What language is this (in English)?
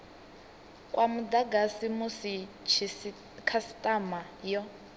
Venda